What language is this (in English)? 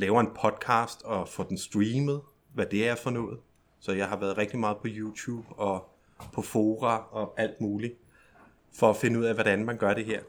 Danish